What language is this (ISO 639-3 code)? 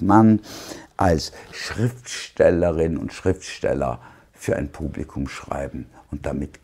deu